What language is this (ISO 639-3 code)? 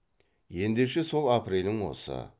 kaz